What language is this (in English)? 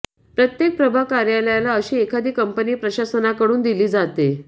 Marathi